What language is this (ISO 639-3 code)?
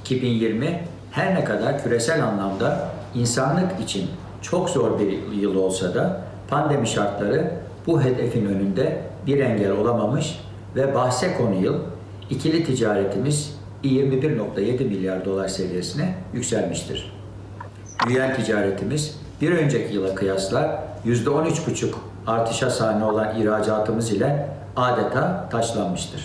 tur